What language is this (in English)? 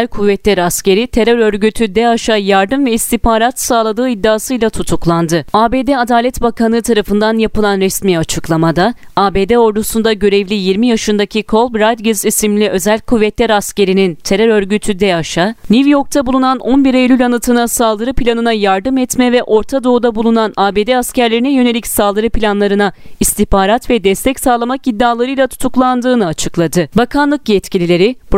Turkish